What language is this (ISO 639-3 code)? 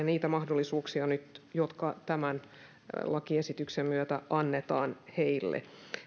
fin